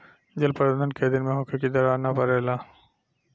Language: Bhojpuri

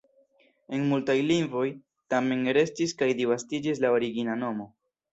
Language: Esperanto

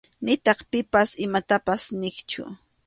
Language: Arequipa-La Unión Quechua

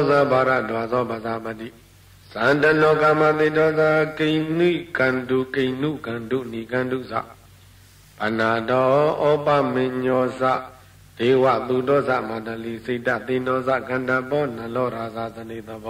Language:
Arabic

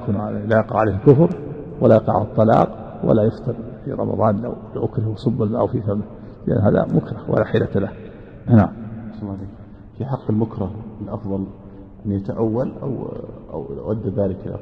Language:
Arabic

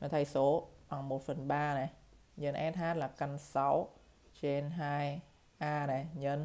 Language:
Vietnamese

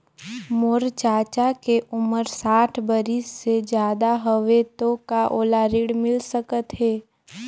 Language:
Chhattisgarhi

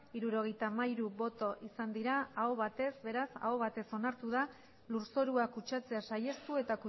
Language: Basque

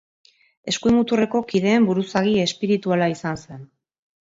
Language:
Basque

